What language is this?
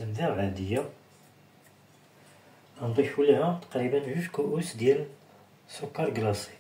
Arabic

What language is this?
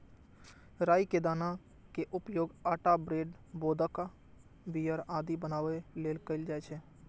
Maithili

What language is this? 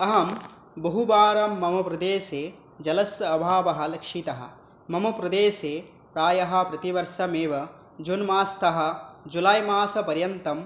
Sanskrit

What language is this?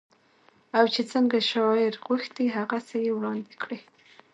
Pashto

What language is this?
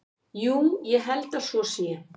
Icelandic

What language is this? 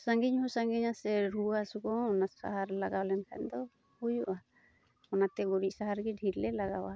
Santali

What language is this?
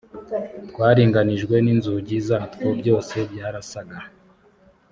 Kinyarwanda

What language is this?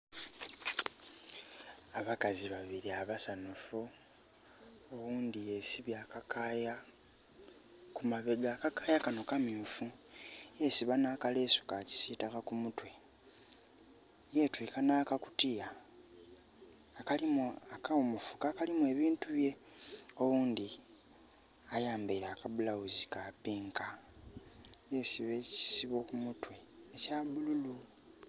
Soga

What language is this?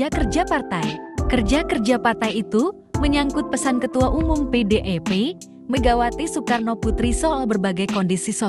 Indonesian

